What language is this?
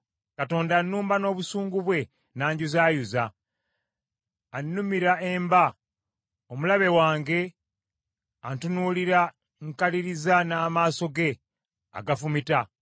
Ganda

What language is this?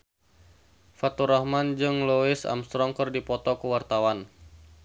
Sundanese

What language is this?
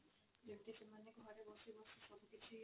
Odia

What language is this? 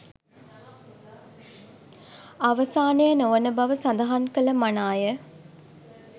Sinhala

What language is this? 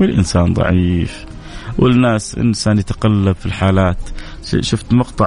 Arabic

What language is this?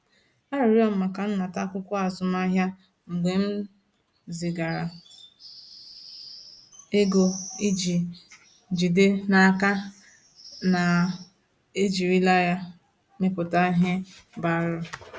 Igbo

